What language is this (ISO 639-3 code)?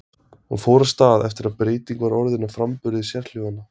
isl